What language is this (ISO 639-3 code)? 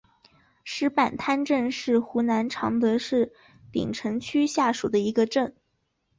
zho